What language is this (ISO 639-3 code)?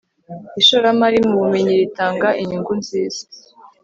kin